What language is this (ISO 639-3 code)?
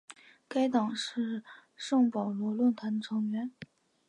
zho